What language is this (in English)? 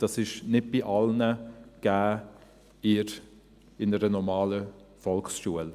Swiss German